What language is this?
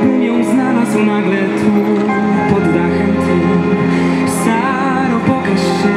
Polish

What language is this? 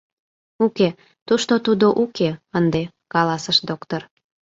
Mari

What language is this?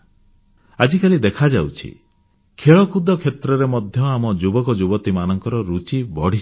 Odia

